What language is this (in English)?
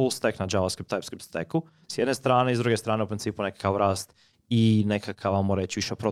Croatian